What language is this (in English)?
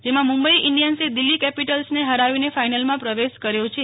Gujarati